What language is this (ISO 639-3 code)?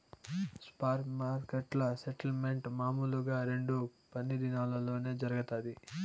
tel